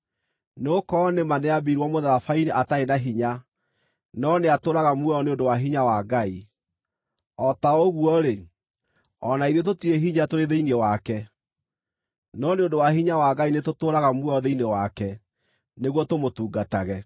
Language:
Kikuyu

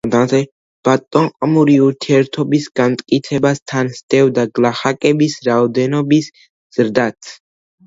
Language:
Georgian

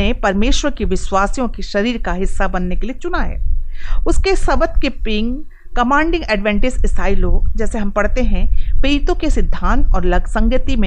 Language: Hindi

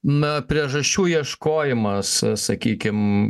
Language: Lithuanian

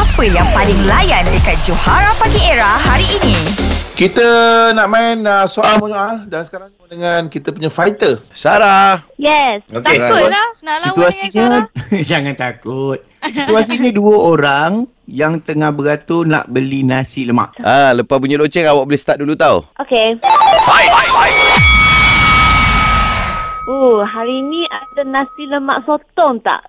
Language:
Malay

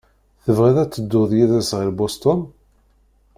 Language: Kabyle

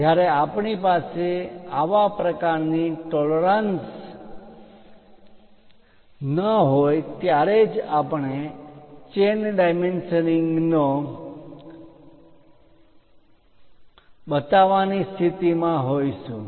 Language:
Gujarati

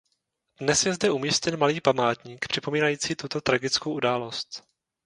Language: Czech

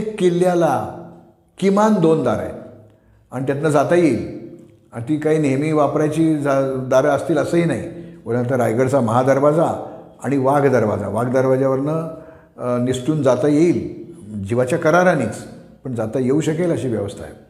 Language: Marathi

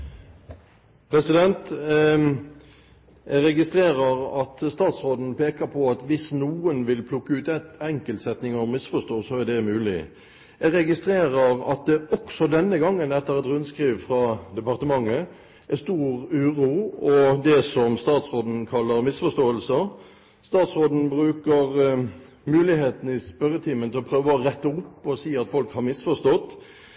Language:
Norwegian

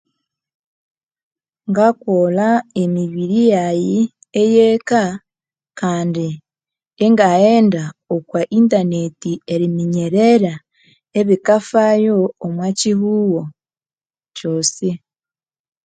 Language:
Konzo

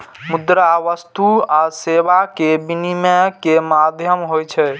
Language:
Maithili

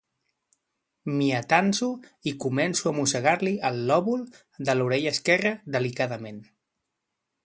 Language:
Catalan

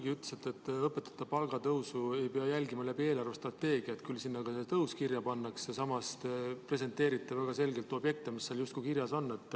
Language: Estonian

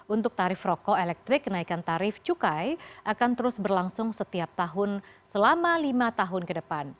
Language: Indonesian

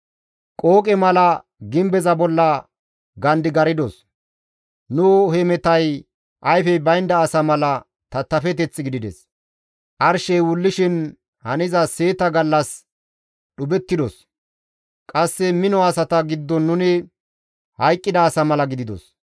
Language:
Gamo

